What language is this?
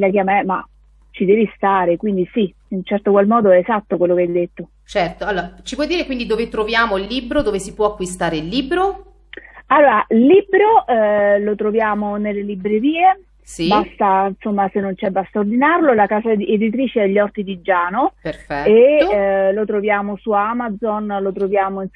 Italian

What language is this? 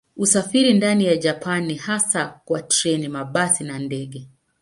Swahili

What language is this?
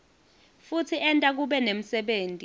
Swati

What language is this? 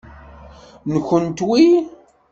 Kabyle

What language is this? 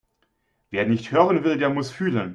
German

